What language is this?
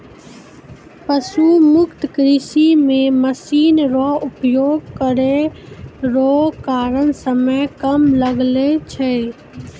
Maithili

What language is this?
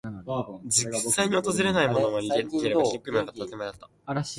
Japanese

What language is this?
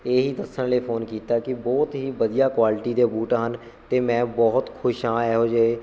Punjabi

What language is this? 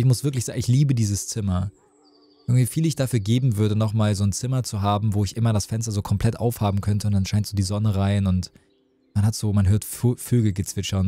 German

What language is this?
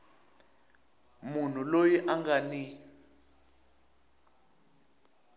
Tsonga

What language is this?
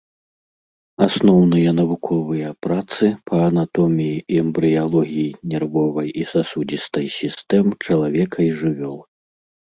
Belarusian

